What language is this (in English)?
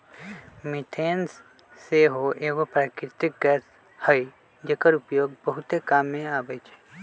Magahi